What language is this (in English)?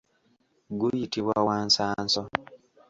Ganda